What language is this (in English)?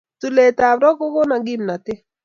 Kalenjin